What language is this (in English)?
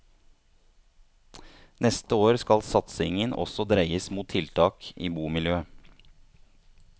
Norwegian